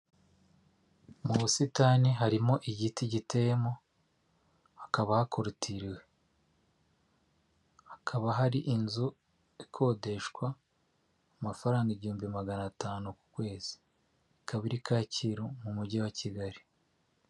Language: Kinyarwanda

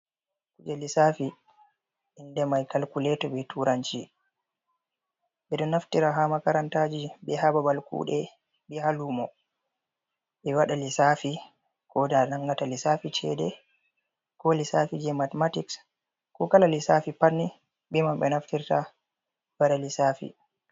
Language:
Fula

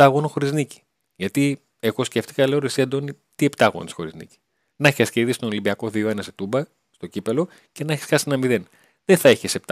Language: Greek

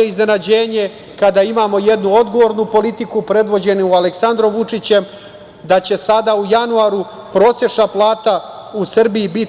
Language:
Serbian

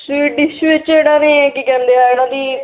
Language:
Punjabi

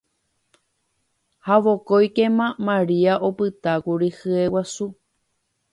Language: Guarani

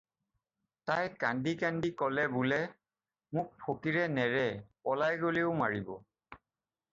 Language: Assamese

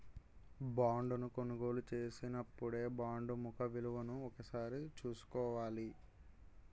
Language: Telugu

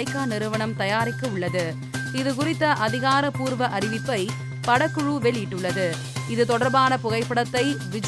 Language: Tamil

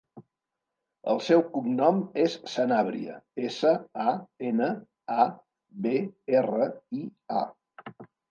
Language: Catalan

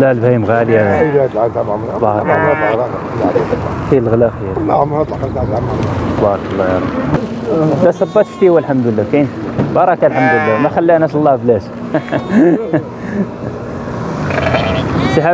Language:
Arabic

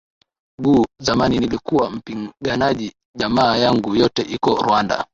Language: Swahili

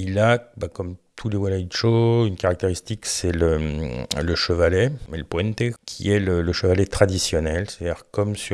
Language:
French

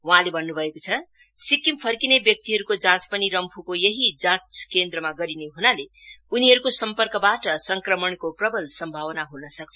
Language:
Nepali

